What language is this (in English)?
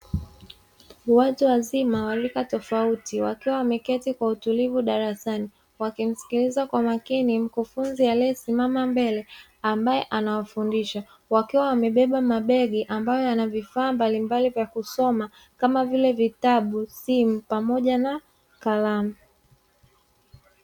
Swahili